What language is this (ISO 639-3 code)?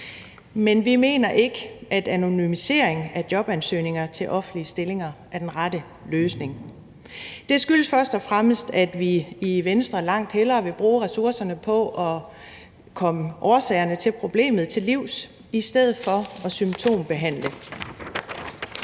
dan